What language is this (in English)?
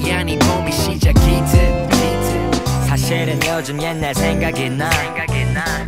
Korean